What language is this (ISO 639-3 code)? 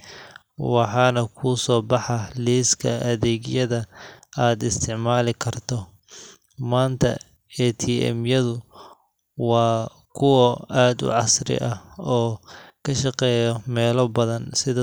som